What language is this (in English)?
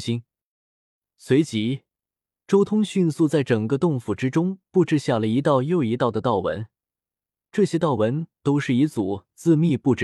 Chinese